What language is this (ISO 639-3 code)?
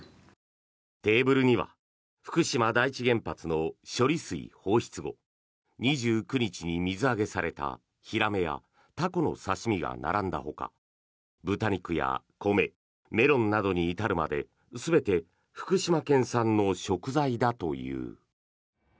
jpn